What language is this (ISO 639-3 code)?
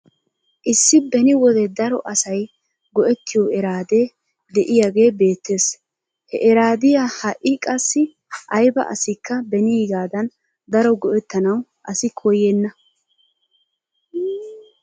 wal